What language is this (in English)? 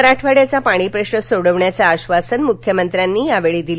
Marathi